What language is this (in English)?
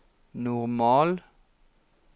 Norwegian